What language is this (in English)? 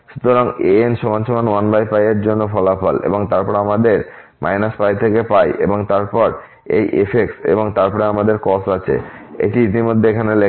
Bangla